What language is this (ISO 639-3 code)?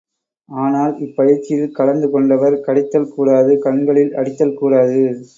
tam